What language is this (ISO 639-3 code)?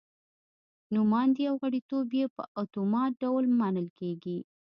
pus